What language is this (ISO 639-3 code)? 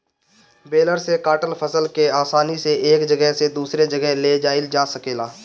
bho